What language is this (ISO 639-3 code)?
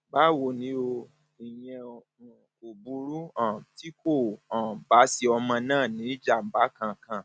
yor